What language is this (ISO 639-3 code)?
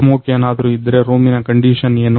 kan